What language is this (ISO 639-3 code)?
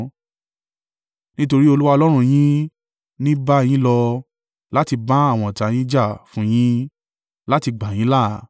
yor